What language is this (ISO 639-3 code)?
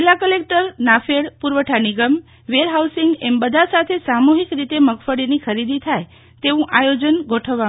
guj